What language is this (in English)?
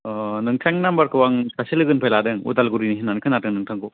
Bodo